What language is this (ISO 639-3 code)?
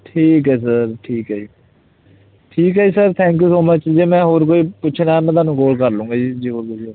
pan